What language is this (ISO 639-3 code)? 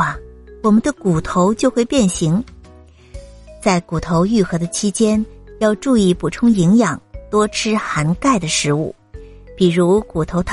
zho